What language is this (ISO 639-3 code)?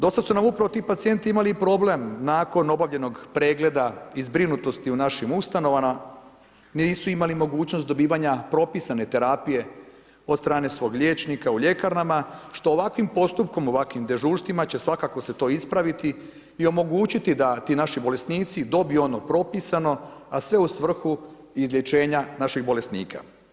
hrv